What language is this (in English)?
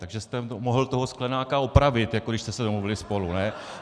Czech